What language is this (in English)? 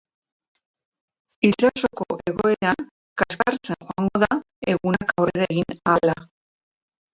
Basque